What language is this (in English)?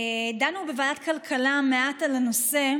Hebrew